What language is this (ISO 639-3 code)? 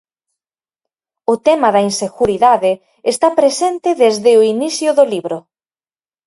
glg